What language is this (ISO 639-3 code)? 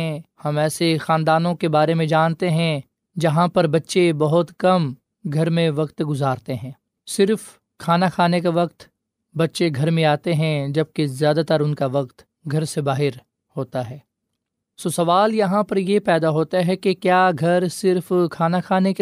urd